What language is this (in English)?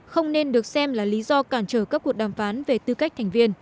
Vietnamese